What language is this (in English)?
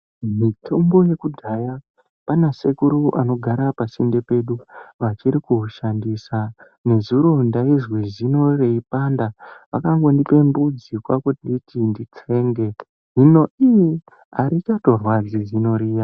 Ndau